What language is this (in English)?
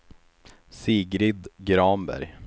Swedish